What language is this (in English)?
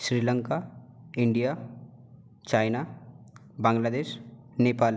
Marathi